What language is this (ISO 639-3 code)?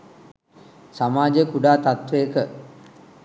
sin